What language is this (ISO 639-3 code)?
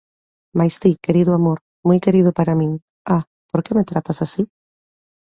glg